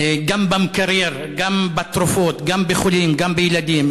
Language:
Hebrew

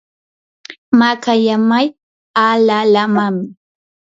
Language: Yanahuanca Pasco Quechua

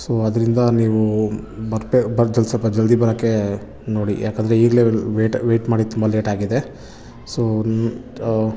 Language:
Kannada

